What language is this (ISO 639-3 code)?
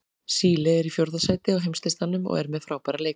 isl